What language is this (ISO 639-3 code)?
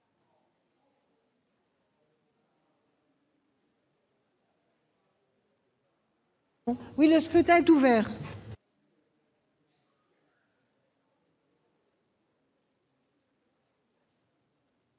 fra